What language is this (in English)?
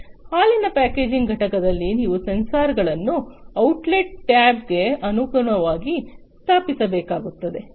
Kannada